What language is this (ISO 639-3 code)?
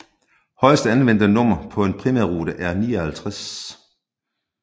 dan